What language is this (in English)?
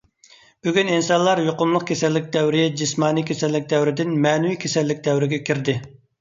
Uyghur